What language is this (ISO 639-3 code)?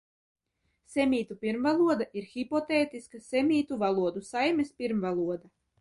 lav